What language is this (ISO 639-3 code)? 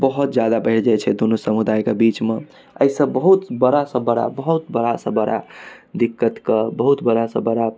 mai